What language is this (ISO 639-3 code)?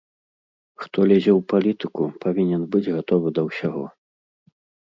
bel